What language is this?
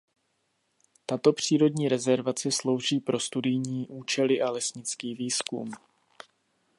Czech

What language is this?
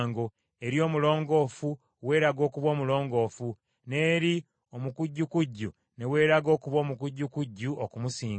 Ganda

